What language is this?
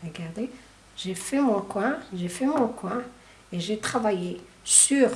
French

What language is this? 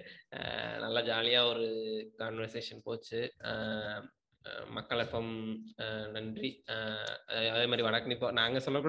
Tamil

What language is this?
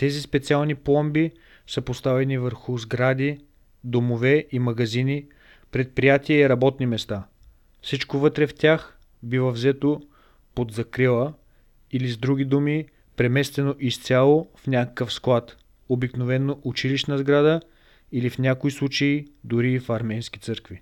Bulgarian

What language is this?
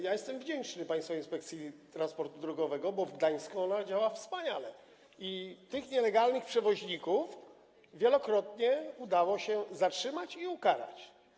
Polish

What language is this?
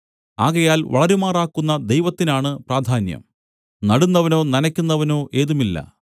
Malayalam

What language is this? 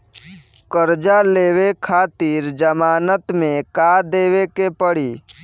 Bhojpuri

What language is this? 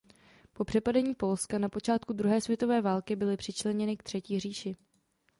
Czech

